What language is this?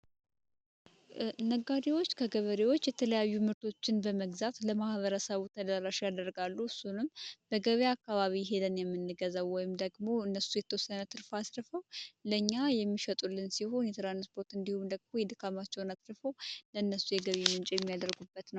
Amharic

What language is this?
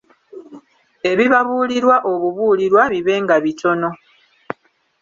Ganda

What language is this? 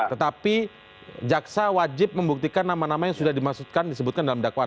Indonesian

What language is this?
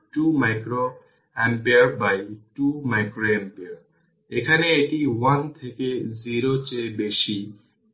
Bangla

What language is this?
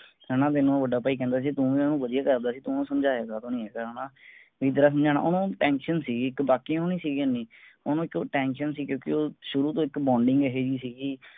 Punjabi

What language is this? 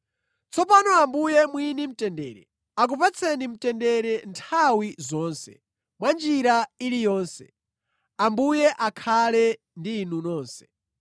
Nyanja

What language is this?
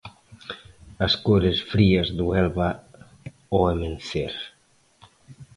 Galician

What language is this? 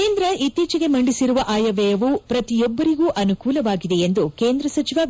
Kannada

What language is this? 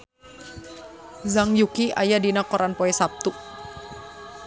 Sundanese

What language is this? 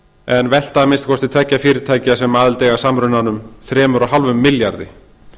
Icelandic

